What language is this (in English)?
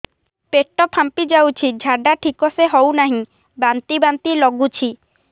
Odia